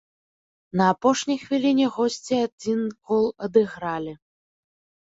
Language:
Belarusian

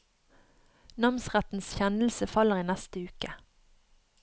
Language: Norwegian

